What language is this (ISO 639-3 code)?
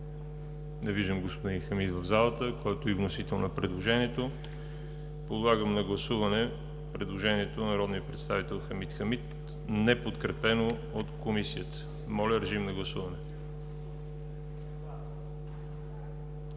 bul